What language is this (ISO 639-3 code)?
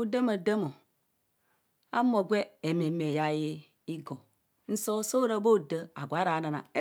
bcs